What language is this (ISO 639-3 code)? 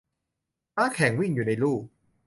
tha